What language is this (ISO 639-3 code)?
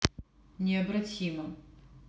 rus